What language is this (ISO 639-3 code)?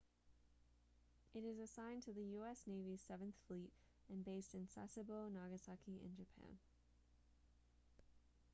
eng